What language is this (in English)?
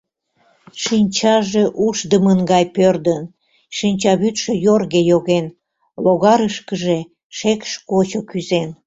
Mari